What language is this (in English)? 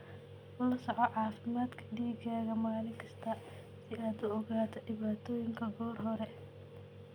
Somali